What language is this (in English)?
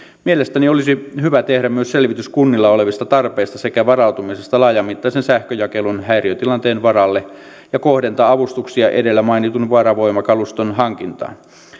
Finnish